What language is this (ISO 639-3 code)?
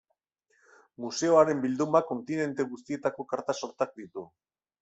eus